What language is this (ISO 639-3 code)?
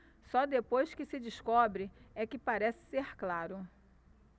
por